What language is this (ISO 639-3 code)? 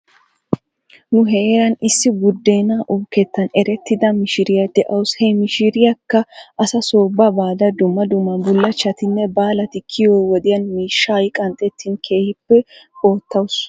wal